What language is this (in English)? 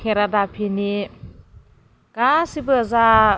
Bodo